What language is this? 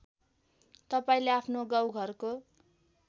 Nepali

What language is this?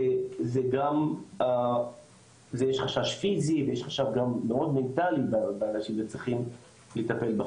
Hebrew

